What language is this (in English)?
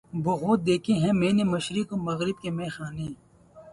Urdu